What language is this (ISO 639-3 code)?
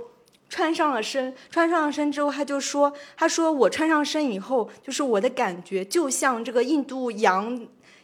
zho